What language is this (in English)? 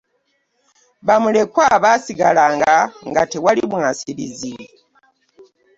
Ganda